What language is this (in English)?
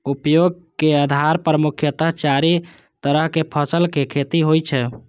Maithili